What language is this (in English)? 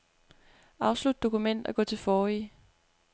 Danish